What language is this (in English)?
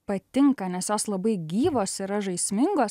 Lithuanian